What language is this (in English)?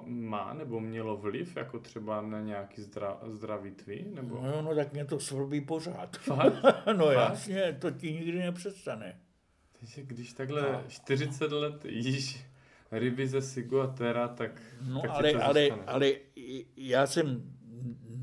Czech